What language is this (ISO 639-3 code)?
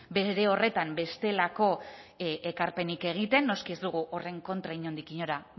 eus